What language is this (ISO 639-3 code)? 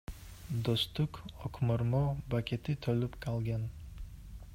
kir